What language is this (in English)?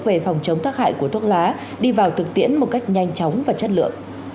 Vietnamese